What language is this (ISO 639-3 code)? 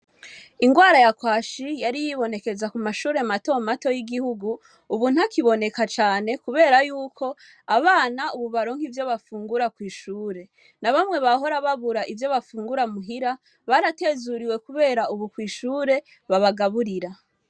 run